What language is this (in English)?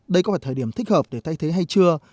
Vietnamese